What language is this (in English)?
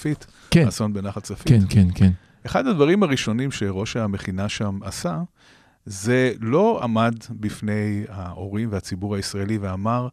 Hebrew